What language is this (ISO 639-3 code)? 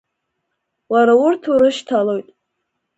abk